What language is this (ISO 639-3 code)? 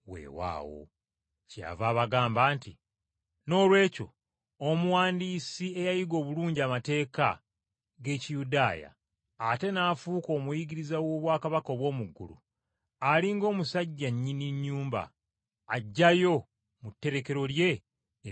lug